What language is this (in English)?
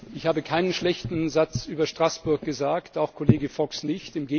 German